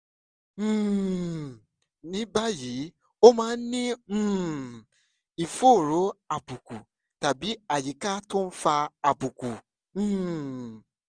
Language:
Yoruba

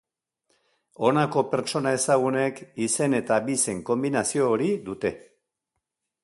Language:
Basque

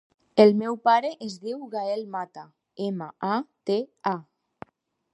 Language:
Catalan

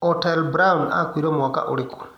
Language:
Kikuyu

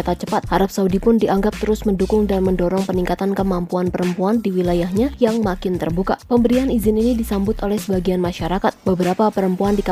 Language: Indonesian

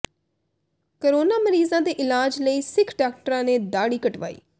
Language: Punjabi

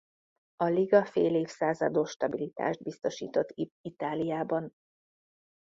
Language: Hungarian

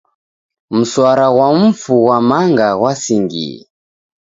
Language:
Taita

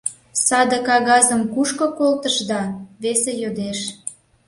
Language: Mari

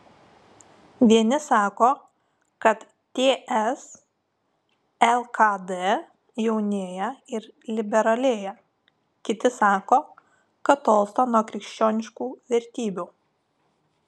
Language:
Lithuanian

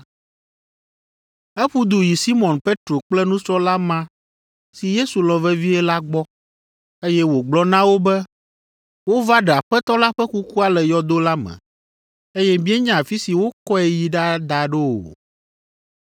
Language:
Ewe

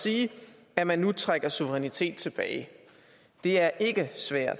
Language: Danish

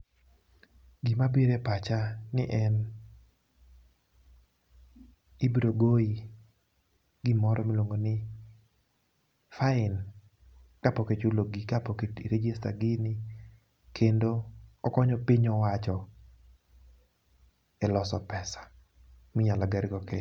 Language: Luo (Kenya and Tanzania)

